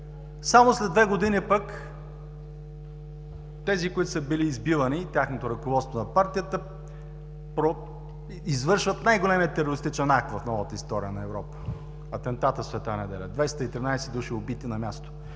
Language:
Bulgarian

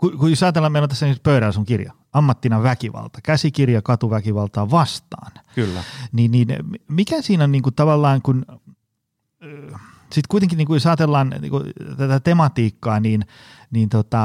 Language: Finnish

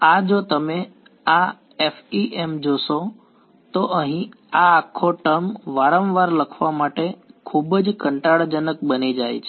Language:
Gujarati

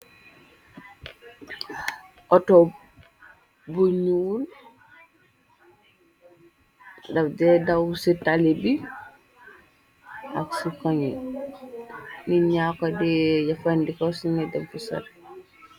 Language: Wolof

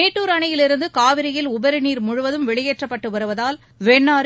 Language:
Tamil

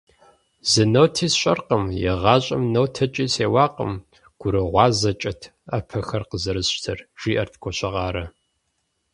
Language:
Kabardian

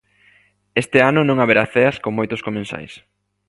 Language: Galician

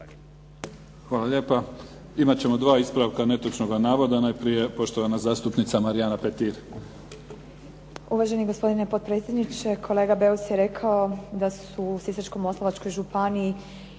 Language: Croatian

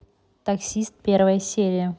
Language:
Russian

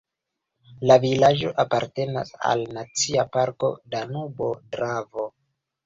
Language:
Esperanto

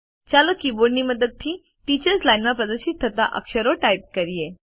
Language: Gujarati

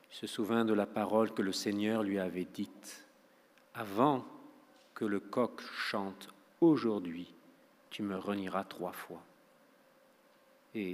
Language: French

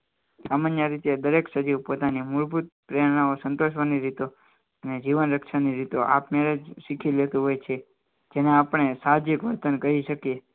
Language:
Gujarati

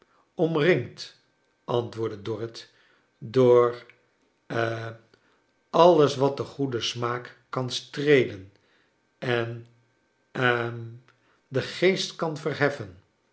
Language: Dutch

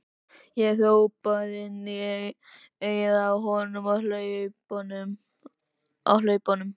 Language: Icelandic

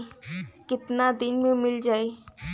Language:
Bhojpuri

